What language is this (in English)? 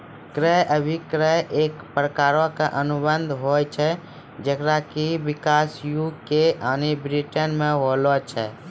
Maithili